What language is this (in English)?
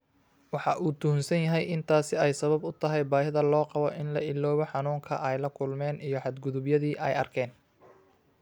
Somali